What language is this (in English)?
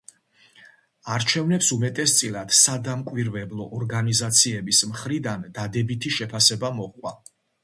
Georgian